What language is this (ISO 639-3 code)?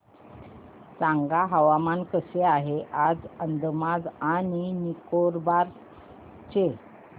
mar